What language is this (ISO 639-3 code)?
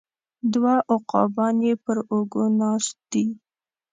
pus